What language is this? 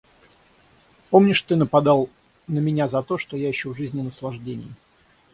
Russian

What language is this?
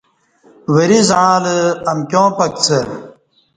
Kati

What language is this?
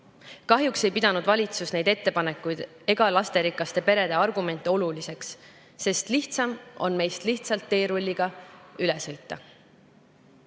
Estonian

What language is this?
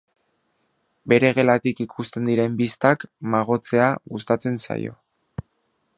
Basque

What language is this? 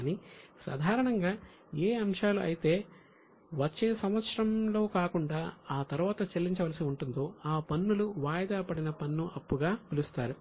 Telugu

